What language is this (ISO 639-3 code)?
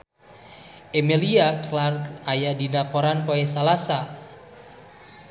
sun